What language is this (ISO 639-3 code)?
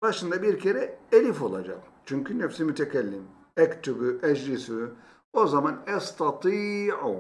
tur